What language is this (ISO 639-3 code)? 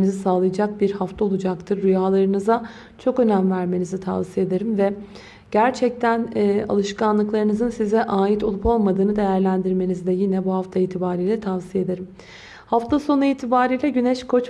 tur